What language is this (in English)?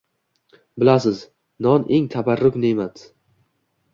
Uzbek